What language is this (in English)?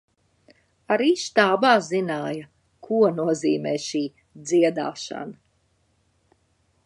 Latvian